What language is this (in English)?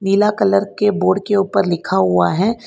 Hindi